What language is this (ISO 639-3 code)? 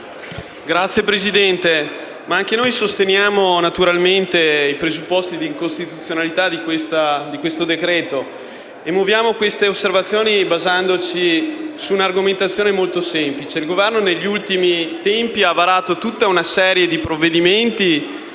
ita